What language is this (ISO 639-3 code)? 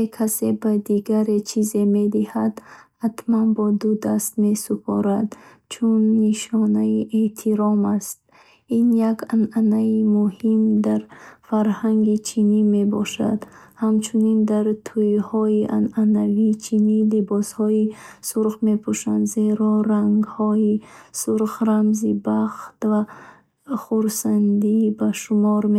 bhh